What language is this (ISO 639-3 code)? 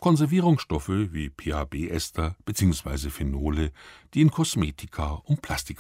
deu